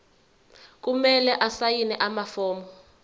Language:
Zulu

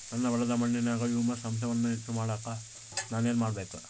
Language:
Kannada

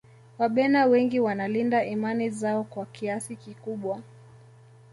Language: Swahili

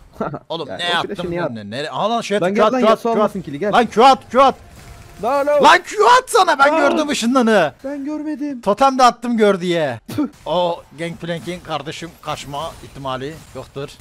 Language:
Turkish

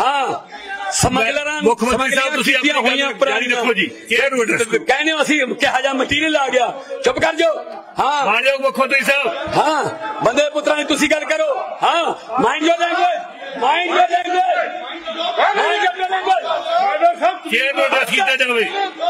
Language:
Punjabi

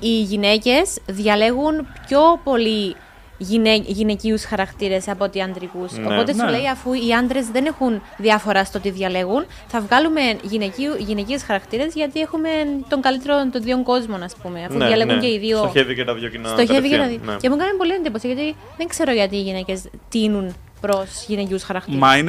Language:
Greek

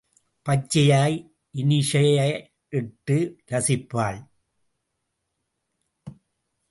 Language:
Tamil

